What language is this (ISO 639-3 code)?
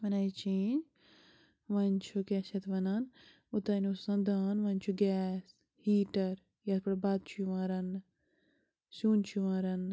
kas